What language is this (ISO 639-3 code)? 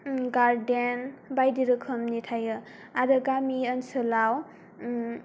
brx